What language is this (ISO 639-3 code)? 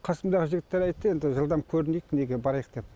kaz